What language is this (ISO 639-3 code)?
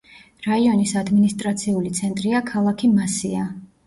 kat